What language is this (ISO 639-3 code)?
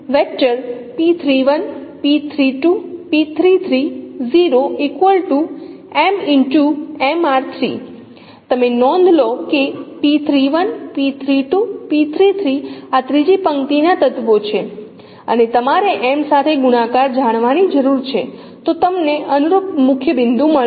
guj